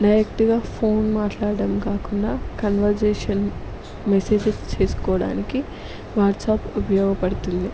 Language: Telugu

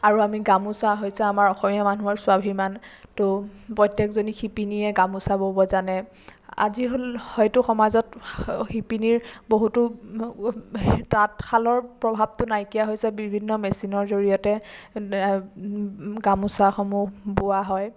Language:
Assamese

